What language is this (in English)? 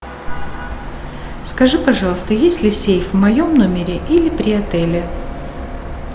Russian